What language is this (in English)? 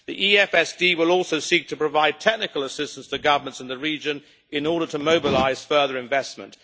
English